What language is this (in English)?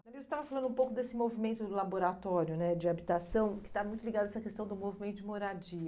Portuguese